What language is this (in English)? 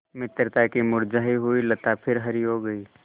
Hindi